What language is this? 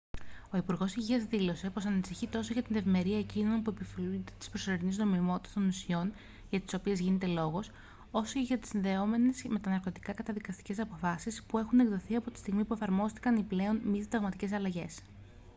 Greek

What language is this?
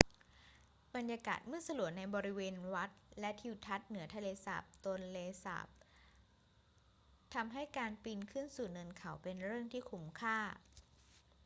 Thai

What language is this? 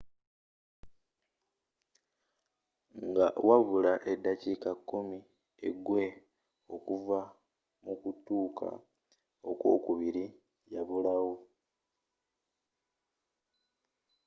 Ganda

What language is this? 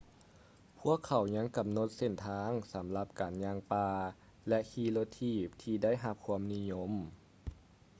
Lao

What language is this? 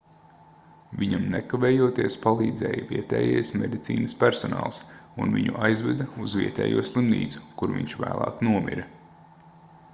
Latvian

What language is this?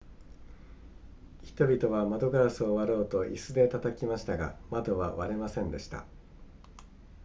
Japanese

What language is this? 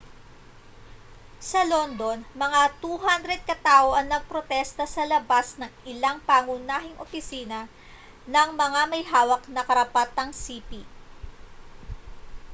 Filipino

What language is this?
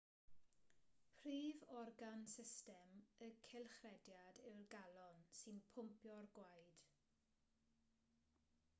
Welsh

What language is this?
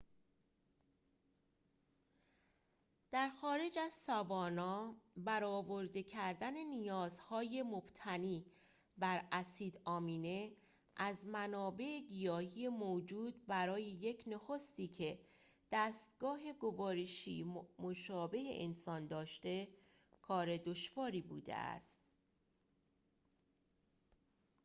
Persian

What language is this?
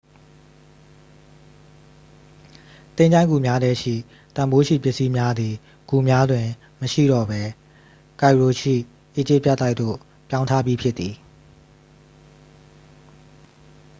Burmese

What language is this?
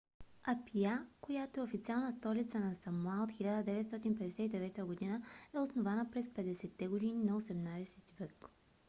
Bulgarian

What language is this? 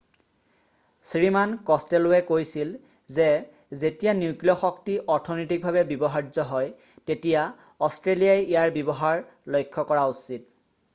Assamese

